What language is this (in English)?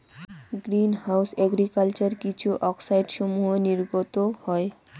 Bangla